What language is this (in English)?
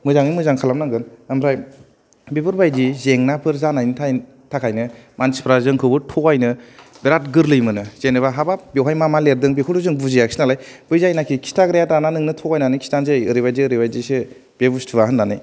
Bodo